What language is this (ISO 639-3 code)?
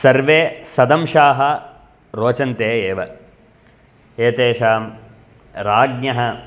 san